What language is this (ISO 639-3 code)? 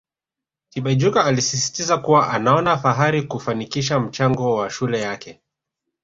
swa